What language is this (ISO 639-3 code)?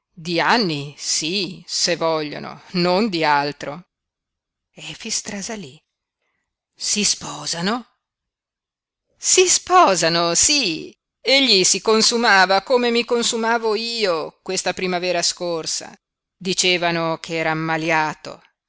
ita